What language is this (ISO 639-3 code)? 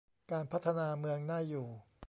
tha